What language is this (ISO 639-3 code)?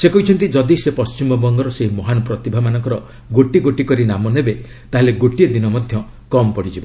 ori